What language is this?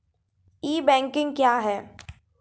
Maithili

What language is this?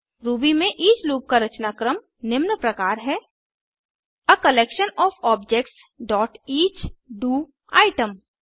Hindi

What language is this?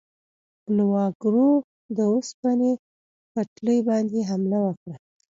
Pashto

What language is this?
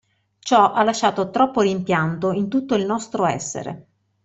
Italian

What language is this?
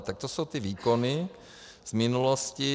Czech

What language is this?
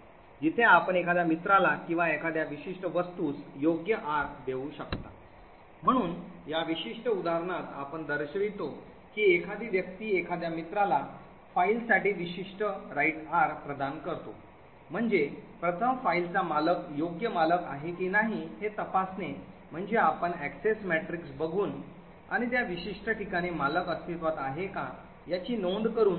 Marathi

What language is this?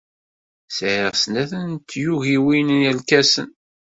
Kabyle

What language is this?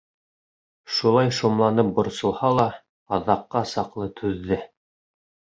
Bashkir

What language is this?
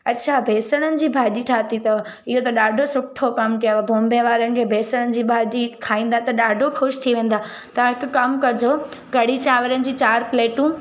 Sindhi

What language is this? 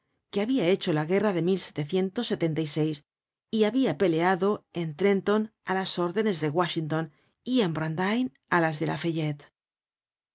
Spanish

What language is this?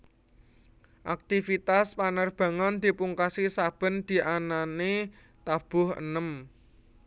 Javanese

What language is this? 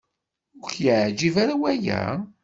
Kabyle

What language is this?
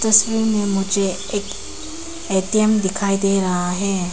Hindi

